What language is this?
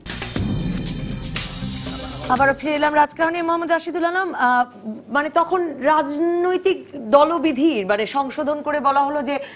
Bangla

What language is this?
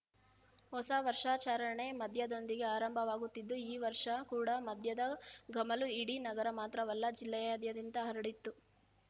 Kannada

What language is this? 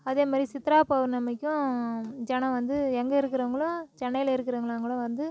Tamil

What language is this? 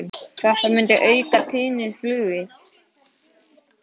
Icelandic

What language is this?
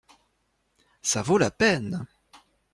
French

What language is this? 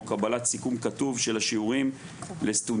Hebrew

